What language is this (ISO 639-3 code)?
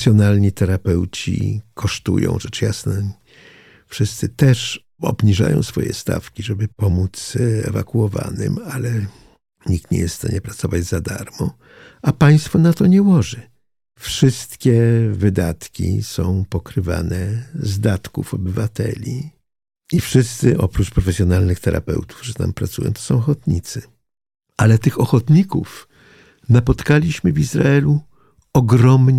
pol